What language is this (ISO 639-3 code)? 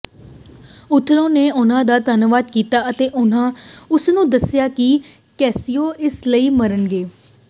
pan